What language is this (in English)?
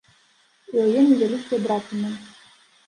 Belarusian